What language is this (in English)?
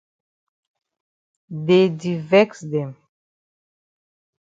Cameroon Pidgin